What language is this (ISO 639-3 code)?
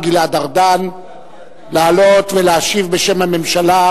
heb